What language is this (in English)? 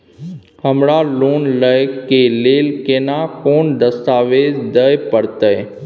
Maithili